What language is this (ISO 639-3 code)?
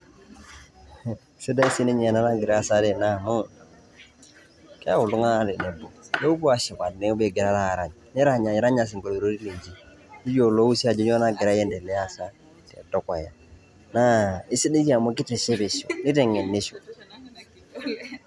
mas